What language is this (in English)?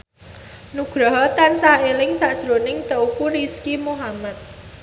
Javanese